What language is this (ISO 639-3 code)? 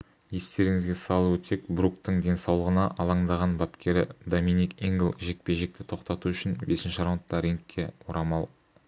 kaz